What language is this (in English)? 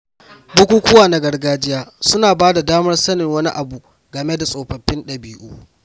Hausa